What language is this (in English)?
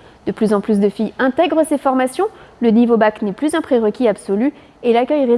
French